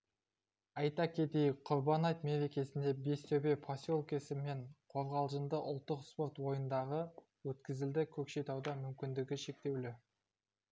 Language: Kazakh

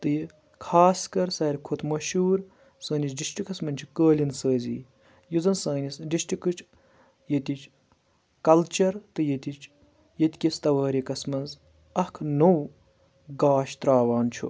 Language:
Kashmiri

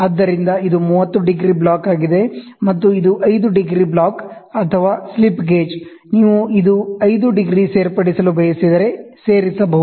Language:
Kannada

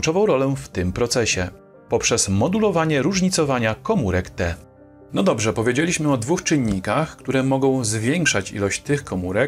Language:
Polish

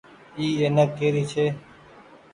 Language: Goaria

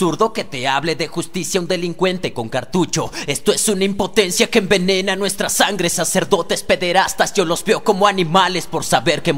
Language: Spanish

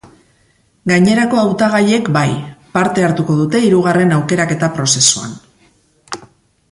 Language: Basque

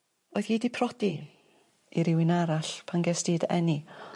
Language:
Welsh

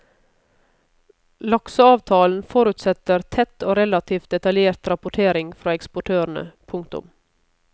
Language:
Norwegian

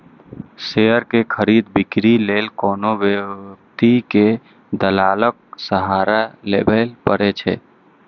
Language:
Maithili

